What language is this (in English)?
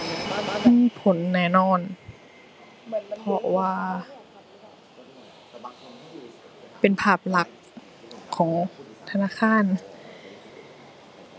Thai